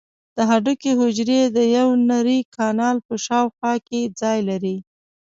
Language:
Pashto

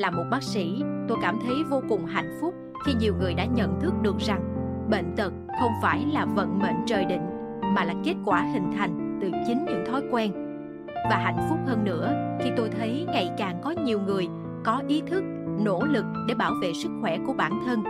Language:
Vietnamese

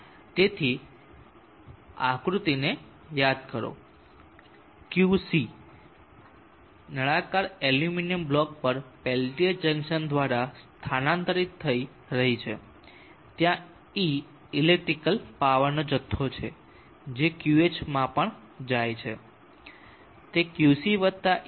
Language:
Gujarati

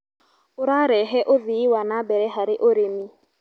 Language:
Kikuyu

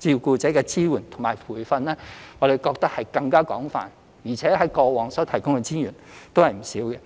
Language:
Cantonese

